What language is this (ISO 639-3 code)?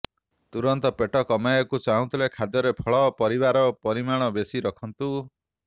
ori